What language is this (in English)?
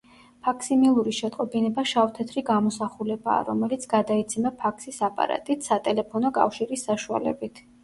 Georgian